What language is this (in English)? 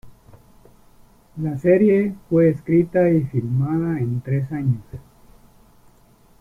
Spanish